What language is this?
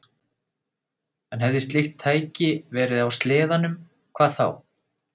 Icelandic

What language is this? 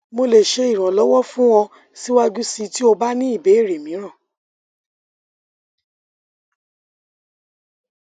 Yoruba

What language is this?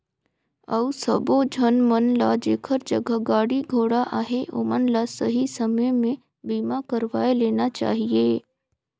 Chhattisgarhi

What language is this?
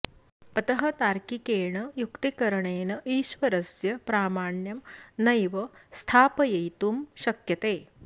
Sanskrit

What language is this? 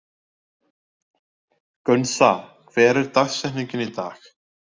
Icelandic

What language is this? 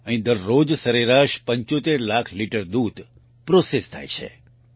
Gujarati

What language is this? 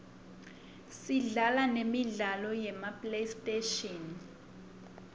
Swati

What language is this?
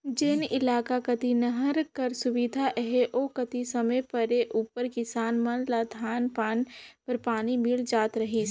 Chhattisgarhi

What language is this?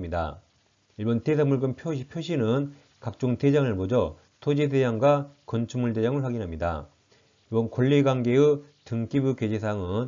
Korean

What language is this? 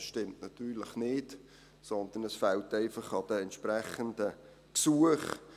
Swiss German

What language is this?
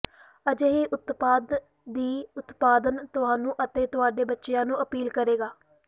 Punjabi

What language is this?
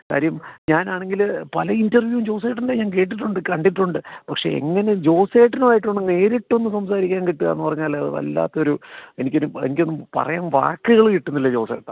Malayalam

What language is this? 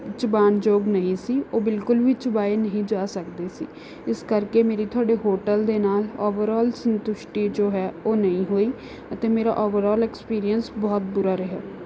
Punjabi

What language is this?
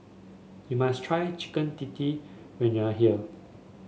English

